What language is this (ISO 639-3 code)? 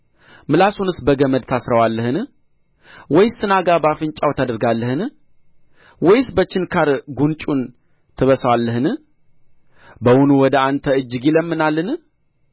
amh